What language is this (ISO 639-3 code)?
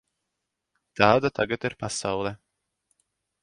lav